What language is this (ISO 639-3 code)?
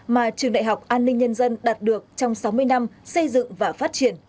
vie